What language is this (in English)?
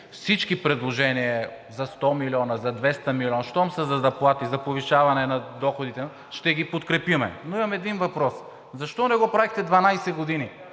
Bulgarian